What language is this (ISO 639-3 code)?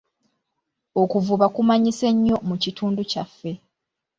lug